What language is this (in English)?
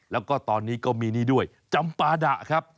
Thai